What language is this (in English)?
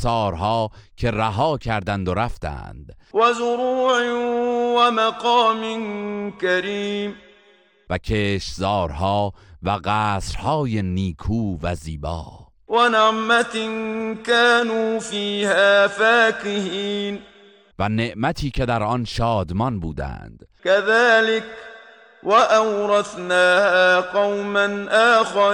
Persian